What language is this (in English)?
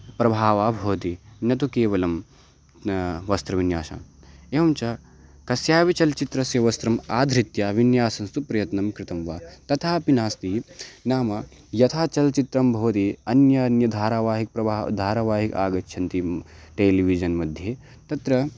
Sanskrit